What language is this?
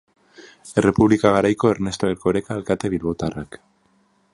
Basque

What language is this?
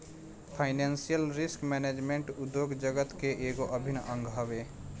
Bhojpuri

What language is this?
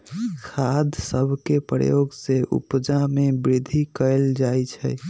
Magahi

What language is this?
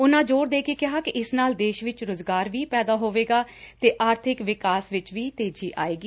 Punjabi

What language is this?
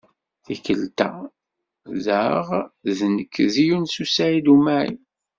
Kabyle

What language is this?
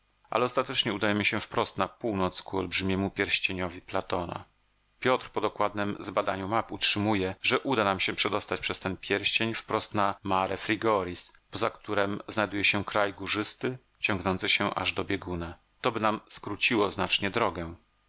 Polish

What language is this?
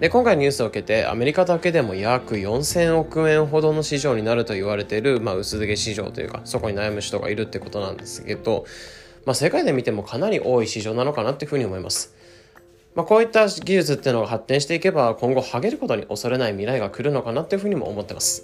Japanese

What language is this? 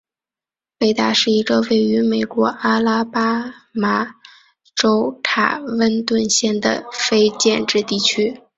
Chinese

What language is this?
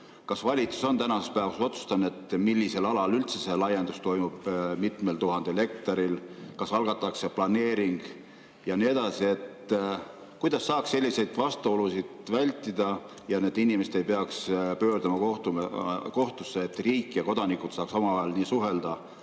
Estonian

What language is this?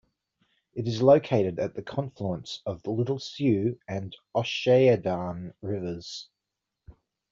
English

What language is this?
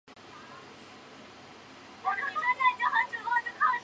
Chinese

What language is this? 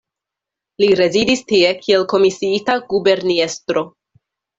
Esperanto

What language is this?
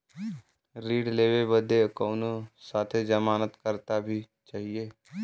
Bhojpuri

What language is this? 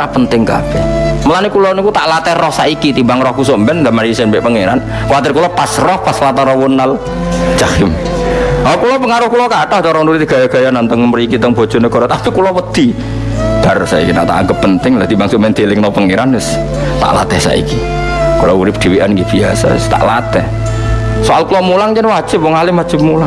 Indonesian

